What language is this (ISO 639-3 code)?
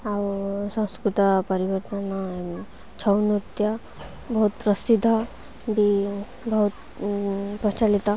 ori